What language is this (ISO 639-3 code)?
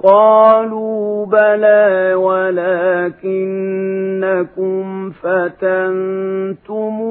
ara